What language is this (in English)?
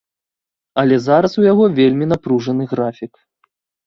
Belarusian